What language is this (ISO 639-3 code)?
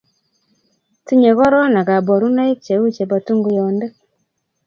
kln